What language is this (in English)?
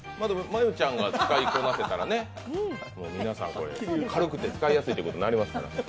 Japanese